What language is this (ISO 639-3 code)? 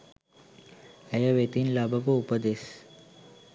sin